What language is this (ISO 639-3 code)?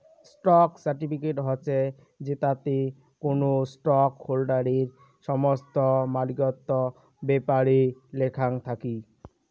ben